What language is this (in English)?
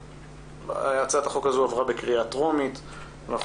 Hebrew